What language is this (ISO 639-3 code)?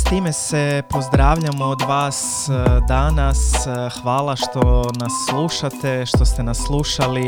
hrv